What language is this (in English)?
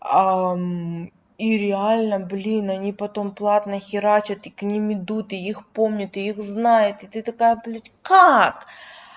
Russian